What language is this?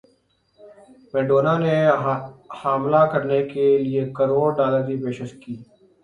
Urdu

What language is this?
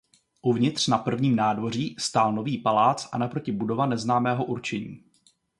Czech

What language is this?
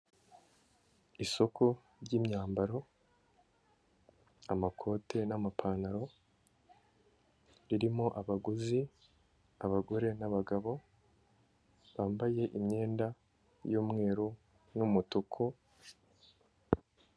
Kinyarwanda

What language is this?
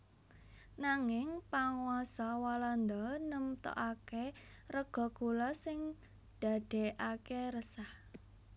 Javanese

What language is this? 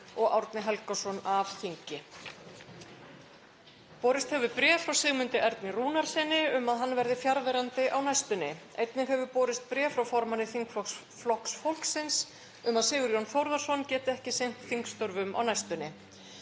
Icelandic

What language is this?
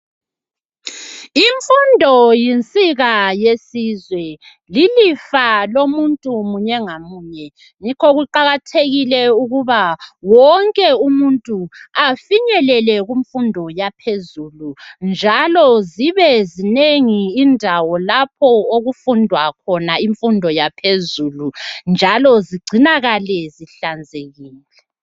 North Ndebele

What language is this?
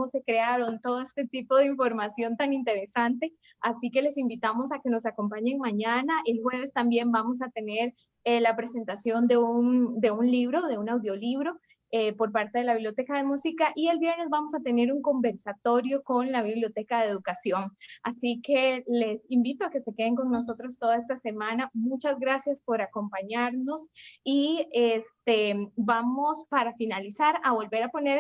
Spanish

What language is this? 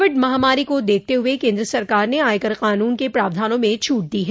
Hindi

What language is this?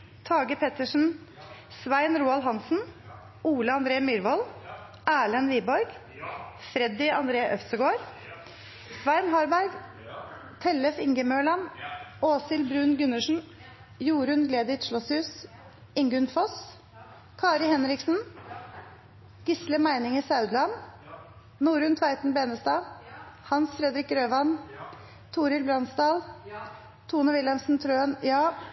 Norwegian Nynorsk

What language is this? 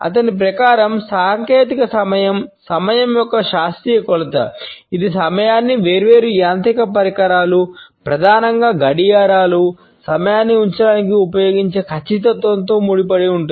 Telugu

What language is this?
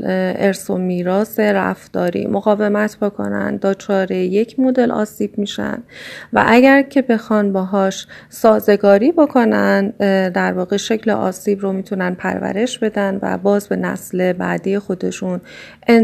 Persian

